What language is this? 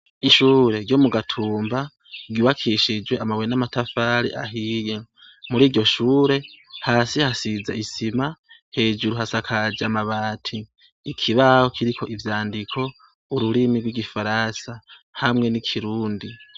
Rundi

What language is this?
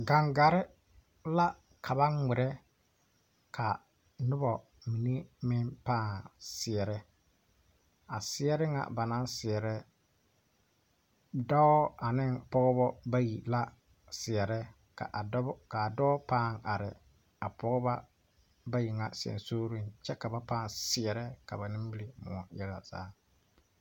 Southern Dagaare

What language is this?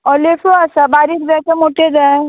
Konkani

